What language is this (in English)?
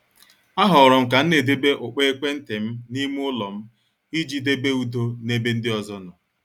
Igbo